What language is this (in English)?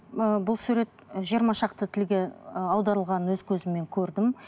Kazakh